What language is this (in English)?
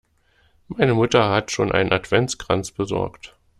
German